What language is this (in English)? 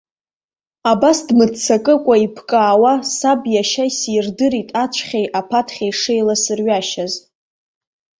Abkhazian